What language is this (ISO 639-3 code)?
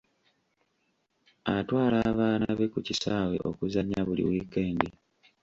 lug